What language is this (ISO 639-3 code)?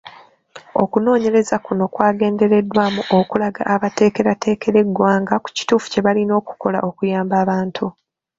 lug